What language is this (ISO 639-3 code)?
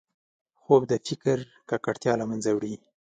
pus